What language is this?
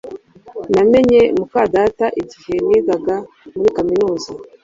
Kinyarwanda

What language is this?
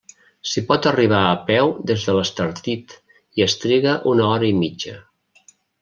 Catalan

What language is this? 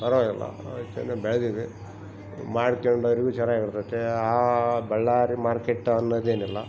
Kannada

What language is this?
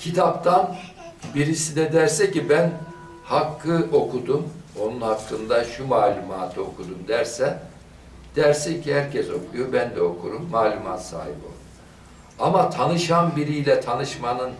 Turkish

